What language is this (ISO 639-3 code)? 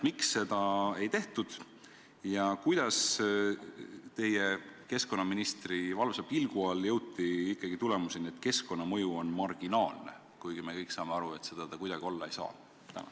est